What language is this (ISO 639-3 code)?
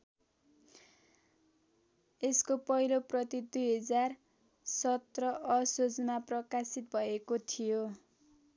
nep